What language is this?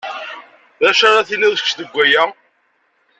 Kabyle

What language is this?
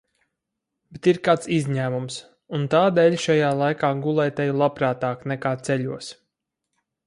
Latvian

